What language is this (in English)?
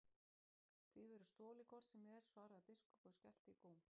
Icelandic